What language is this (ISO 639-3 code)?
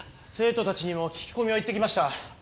jpn